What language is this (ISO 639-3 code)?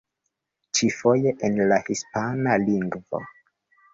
epo